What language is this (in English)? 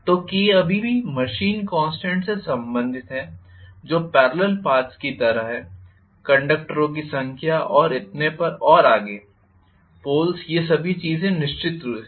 Hindi